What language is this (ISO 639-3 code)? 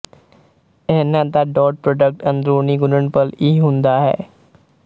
pan